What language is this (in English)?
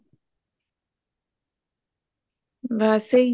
Punjabi